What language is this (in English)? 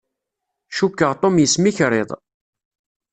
Kabyle